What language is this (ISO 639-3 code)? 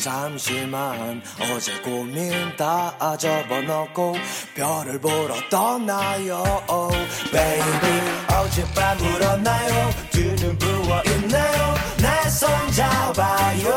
zho